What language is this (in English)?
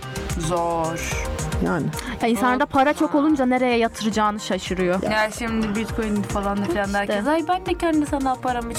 Turkish